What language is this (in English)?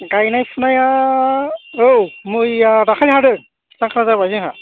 Bodo